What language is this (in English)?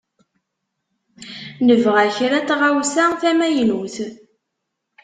Kabyle